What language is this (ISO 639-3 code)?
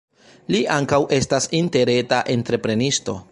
epo